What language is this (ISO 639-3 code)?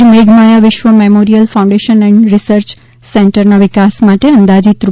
guj